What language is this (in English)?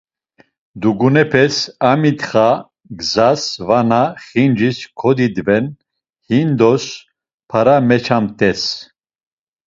Laz